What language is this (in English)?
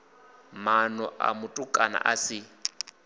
Venda